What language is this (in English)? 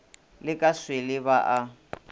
Northern Sotho